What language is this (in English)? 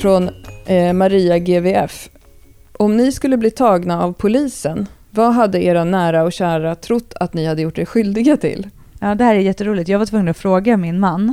Swedish